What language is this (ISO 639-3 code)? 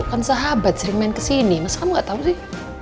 ind